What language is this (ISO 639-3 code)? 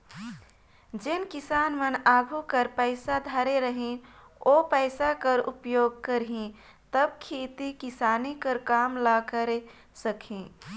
hne